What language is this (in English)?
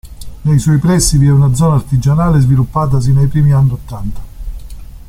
Italian